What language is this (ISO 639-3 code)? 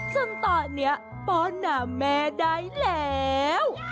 tha